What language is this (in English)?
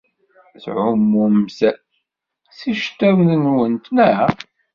Kabyle